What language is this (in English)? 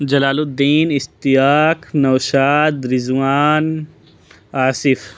Urdu